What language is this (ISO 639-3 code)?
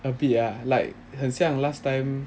eng